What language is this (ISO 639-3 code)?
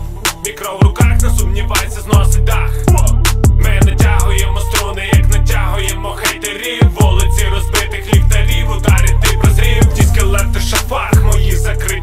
ukr